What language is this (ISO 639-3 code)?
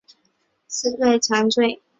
zho